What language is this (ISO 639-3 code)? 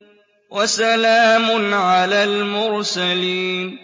ara